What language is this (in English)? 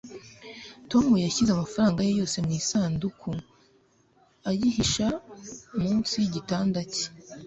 Kinyarwanda